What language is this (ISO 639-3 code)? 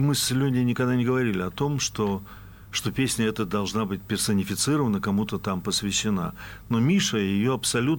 rus